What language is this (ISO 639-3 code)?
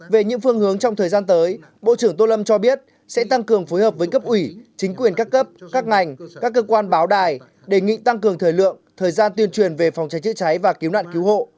vie